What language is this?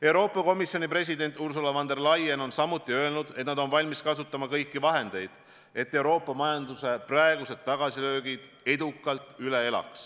Estonian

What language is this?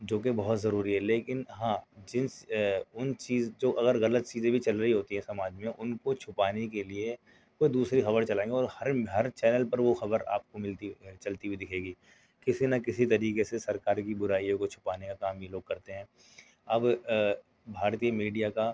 Urdu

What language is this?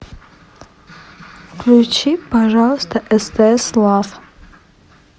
Russian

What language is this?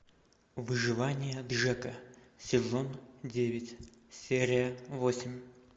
Russian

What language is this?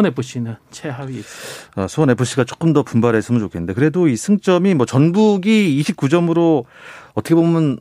Korean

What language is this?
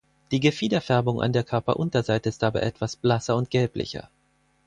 German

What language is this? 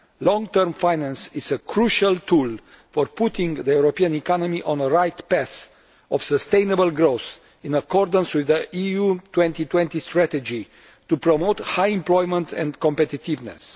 English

